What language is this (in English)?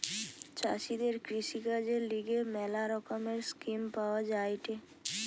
Bangla